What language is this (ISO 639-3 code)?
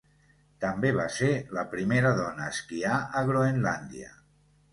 cat